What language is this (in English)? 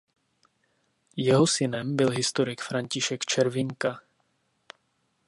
Czech